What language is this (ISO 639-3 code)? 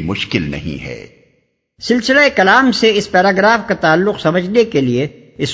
urd